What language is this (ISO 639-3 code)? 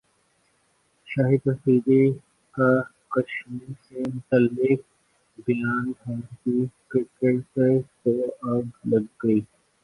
urd